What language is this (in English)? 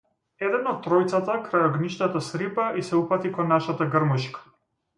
Macedonian